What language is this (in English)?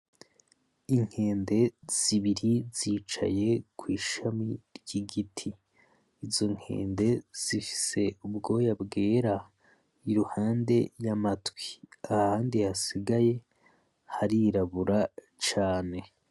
Rundi